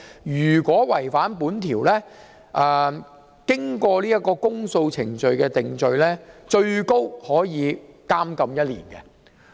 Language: Cantonese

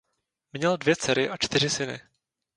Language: Czech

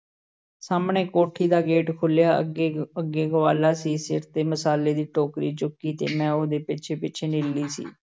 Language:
Punjabi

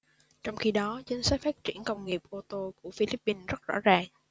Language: Vietnamese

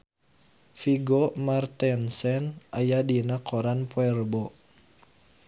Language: Sundanese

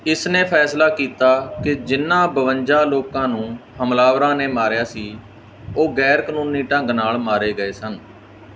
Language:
Punjabi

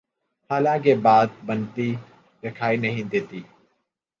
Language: Urdu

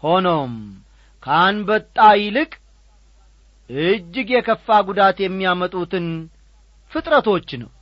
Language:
Amharic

